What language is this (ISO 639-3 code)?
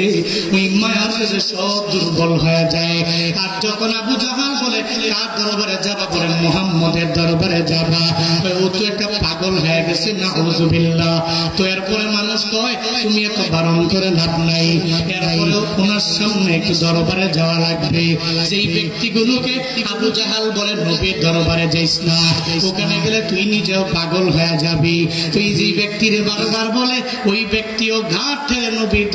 ben